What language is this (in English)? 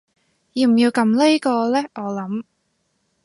Cantonese